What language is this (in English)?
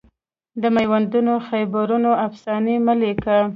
Pashto